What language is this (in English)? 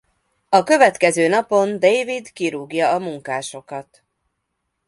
Hungarian